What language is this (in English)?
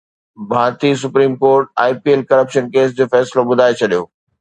Sindhi